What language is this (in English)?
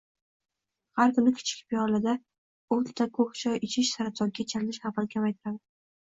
Uzbek